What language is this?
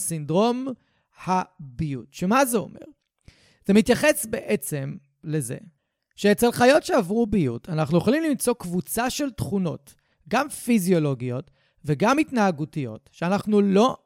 Hebrew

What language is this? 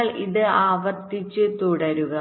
Malayalam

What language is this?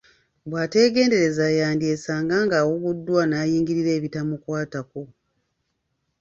Ganda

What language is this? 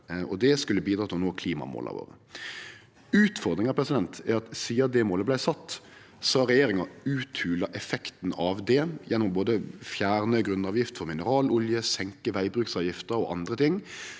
Norwegian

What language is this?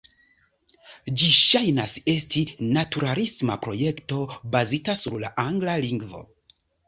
Esperanto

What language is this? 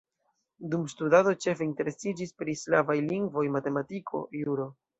Esperanto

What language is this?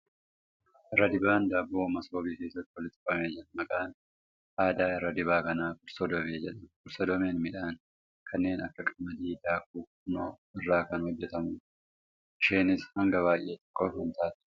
Oromo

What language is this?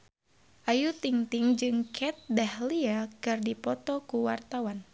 Sundanese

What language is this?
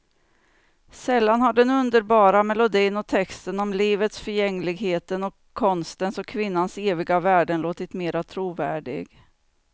Swedish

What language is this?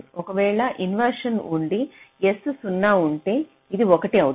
Telugu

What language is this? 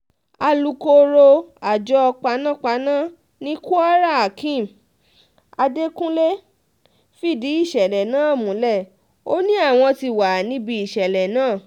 Yoruba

